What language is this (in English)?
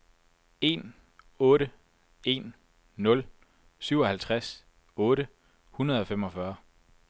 Danish